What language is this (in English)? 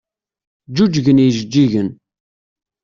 Kabyle